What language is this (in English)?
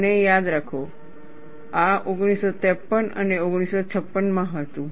Gujarati